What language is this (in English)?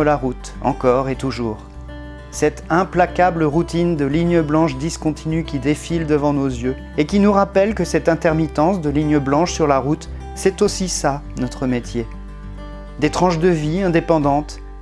French